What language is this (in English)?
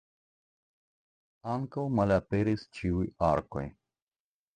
Esperanto